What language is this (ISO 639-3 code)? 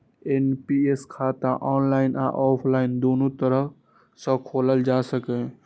mai